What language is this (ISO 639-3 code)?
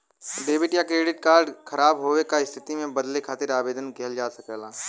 bho